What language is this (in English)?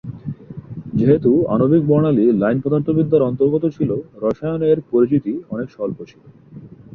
Bangla